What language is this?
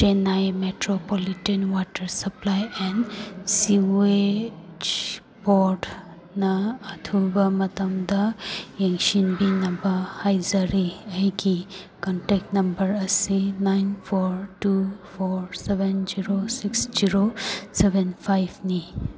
Manipuri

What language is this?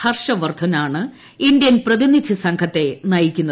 Malayalam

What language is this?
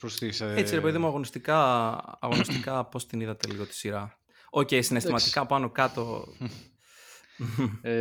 Greek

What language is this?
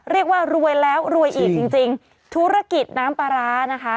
Thai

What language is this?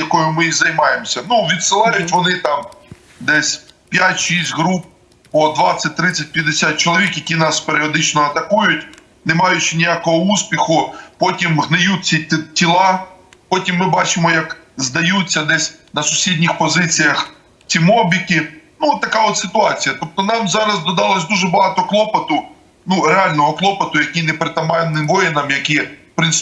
Ukrainian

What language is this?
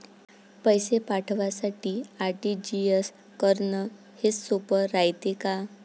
Marathi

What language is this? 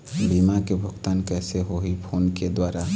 Chhattisgarhi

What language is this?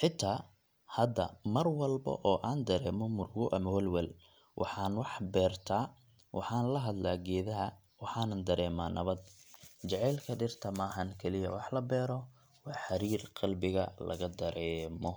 Somali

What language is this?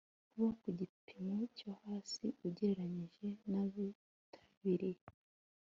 Kinyarwanda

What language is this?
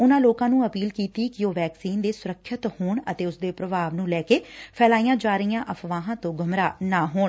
Punjabi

